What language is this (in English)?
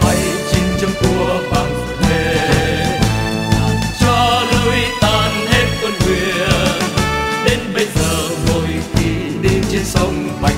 Vietnamese